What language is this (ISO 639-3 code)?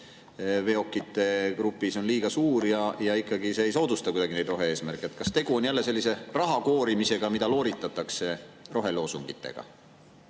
est